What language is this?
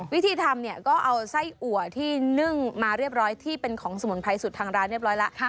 Thai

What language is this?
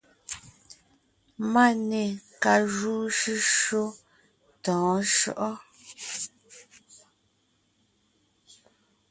Ngiemboon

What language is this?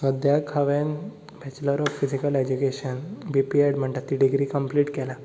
Konkani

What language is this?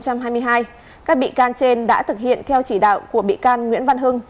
Vietnamese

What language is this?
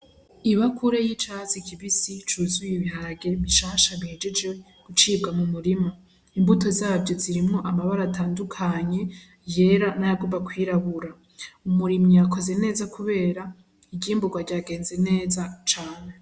Rundi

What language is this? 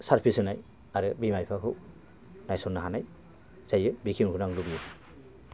Bodo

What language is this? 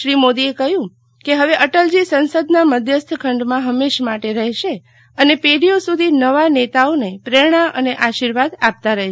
Gujarati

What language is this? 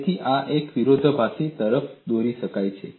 Gujarati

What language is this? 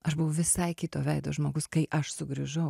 Lithuanian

